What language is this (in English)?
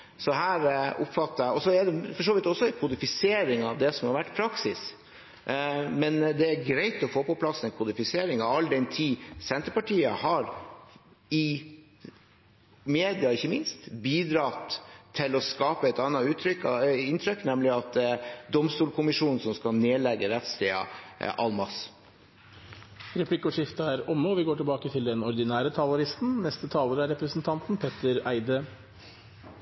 Norwegian